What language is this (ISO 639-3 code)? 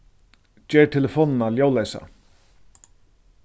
fao